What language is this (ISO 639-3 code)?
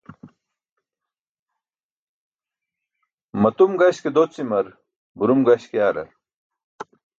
bsk